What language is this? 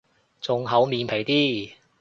Cantonese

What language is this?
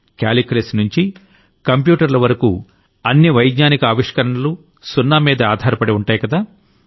Telugu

